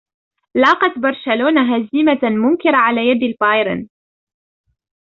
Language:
Arabic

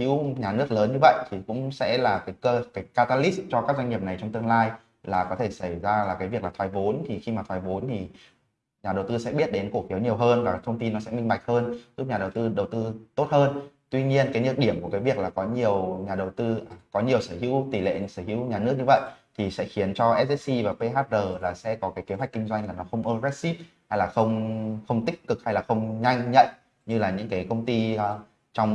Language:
Vietnamese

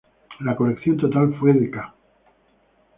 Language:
Spanish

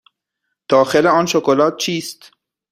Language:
Persian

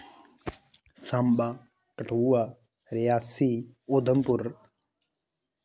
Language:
Dogri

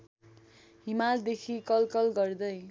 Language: Nepali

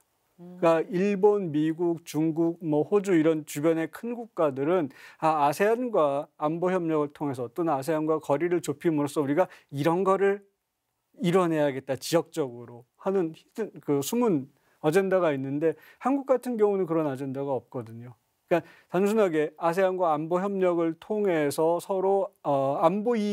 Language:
Korean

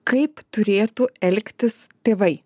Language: Lithuanian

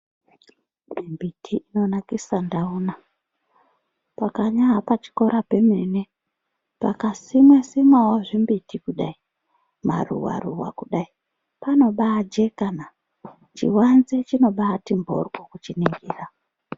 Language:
Ndau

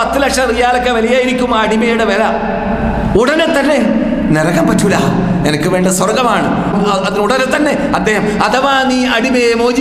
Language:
Malayalam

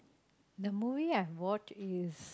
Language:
English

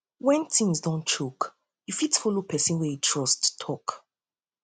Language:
Nigerian Pidgin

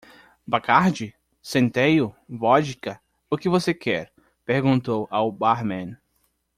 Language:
Portuguese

